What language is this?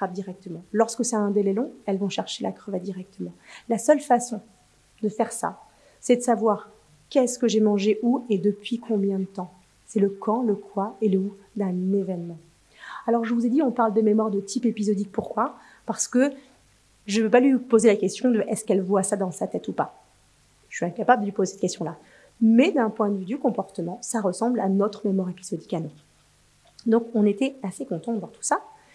French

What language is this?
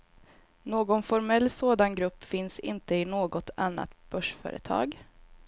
Swedish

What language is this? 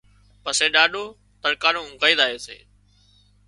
Wadiyara Koli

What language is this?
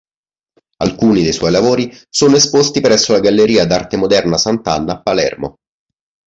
Italian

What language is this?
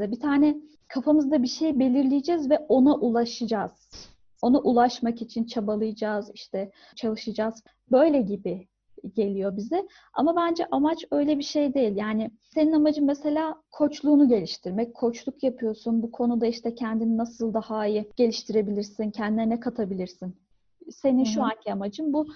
Turkish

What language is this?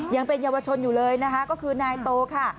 Thai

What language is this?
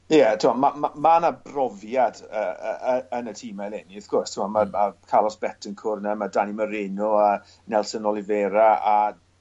Welsh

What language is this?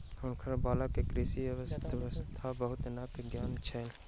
Maithili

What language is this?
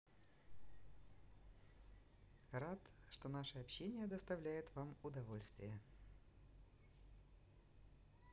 Russian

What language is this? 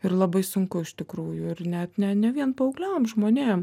Lithuanian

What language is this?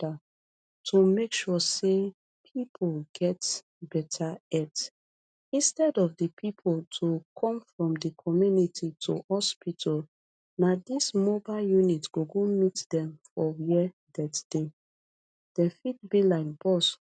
Nigerian Pidgin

